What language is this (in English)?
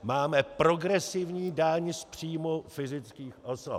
Czech